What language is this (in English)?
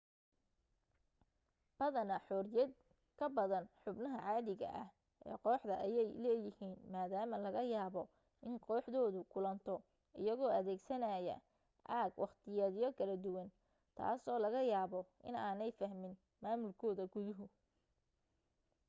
Somali